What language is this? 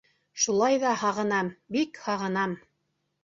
Bashkir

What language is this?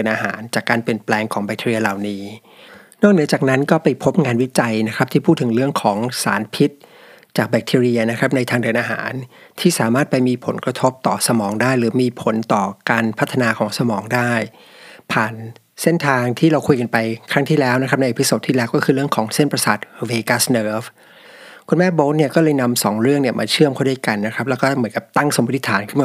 Thai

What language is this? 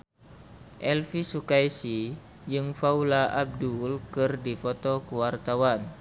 Sundanese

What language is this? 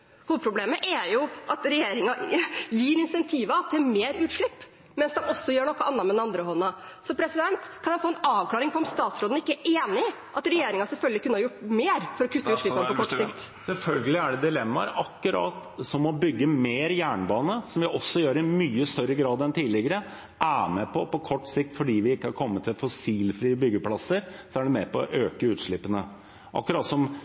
Norwegian Bokmål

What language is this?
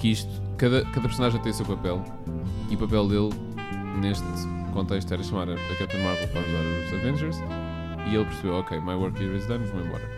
Portuguese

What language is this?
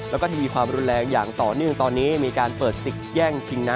Thai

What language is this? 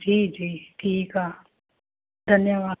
Sindhi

